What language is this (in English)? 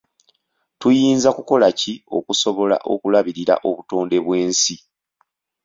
Ganda